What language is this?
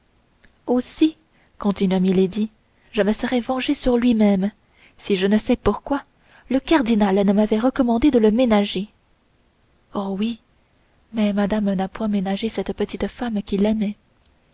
French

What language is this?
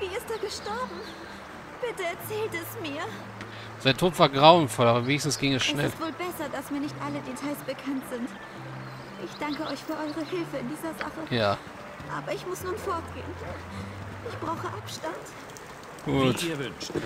German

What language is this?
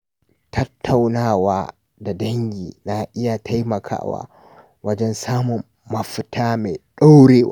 Hausa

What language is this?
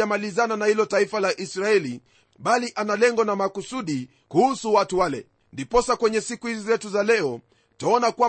Swahili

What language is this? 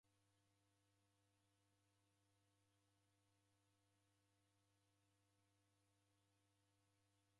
Taita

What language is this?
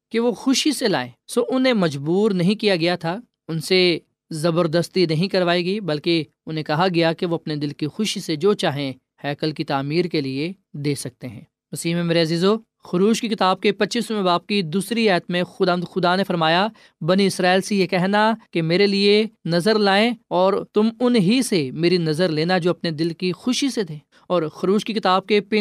Urdu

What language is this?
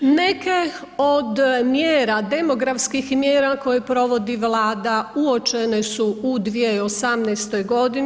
Croatian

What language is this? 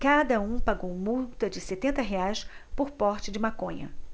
Portuguese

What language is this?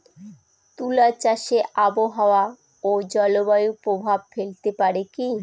Bangla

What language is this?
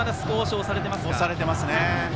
Japanese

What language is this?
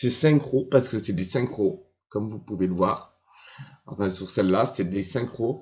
French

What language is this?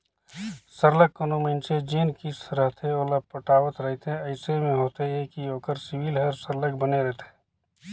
Chhattisgarhi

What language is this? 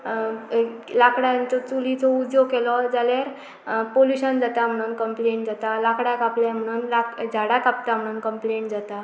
Konkani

